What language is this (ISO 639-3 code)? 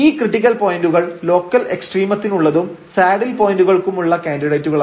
mal